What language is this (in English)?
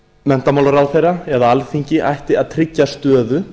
Icelandic